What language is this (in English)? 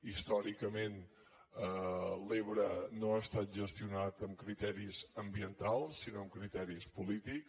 Catalan